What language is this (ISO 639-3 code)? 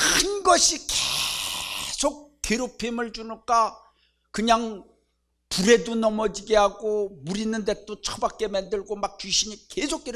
kor